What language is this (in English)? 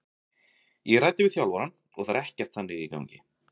Icelandic